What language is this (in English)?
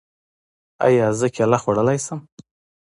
Pashto